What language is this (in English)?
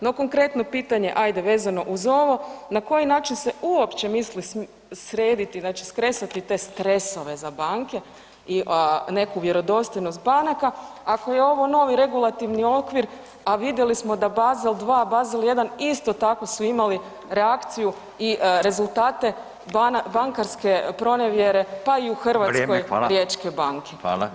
Croatian